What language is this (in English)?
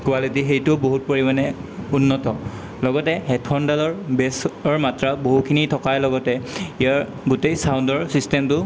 Assamese